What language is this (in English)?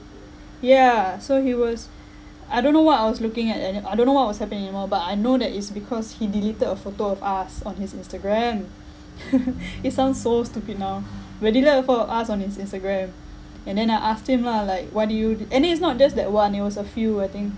English